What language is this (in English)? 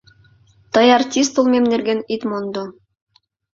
Mari